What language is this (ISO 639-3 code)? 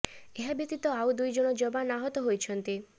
ori